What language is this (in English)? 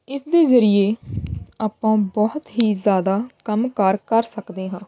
Punjabi